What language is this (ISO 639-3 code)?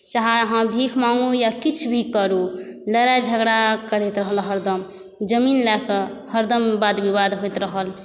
mai